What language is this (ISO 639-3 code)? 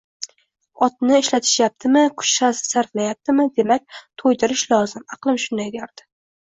uzb